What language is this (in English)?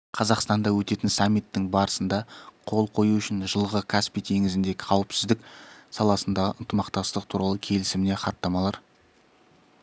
Kazakh